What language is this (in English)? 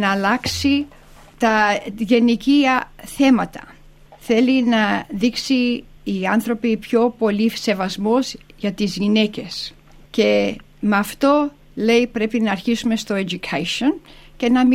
Greek